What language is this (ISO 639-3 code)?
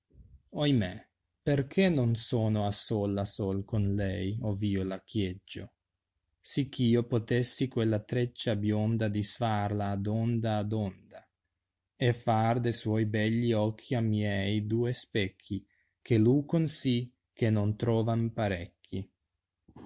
ita